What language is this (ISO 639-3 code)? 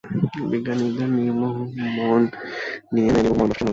ben